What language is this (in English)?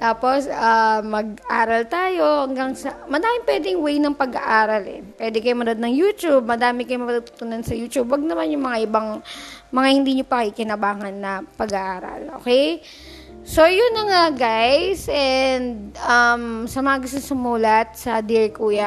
Filipino